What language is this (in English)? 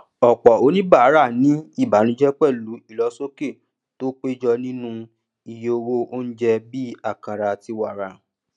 Yoruba